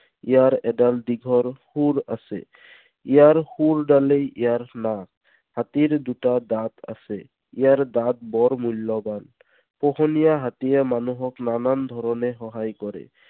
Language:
Assamese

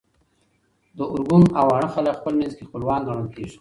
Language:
Pashto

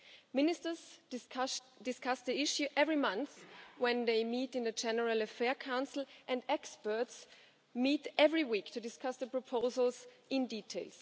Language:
English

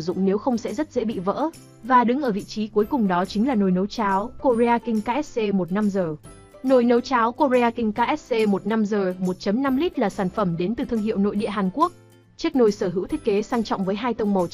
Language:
Vietnamese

